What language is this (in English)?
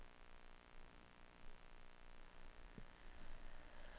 Swedish